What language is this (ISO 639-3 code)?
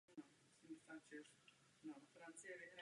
ces